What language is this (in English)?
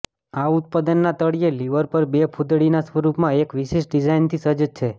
Gujarati